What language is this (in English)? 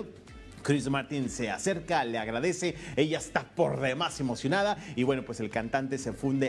Spanish